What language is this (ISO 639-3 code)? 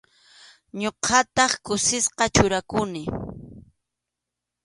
qxu